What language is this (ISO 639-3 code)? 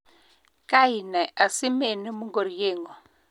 kln